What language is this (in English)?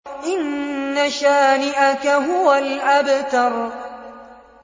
Arabic